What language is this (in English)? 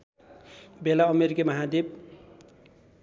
Nepali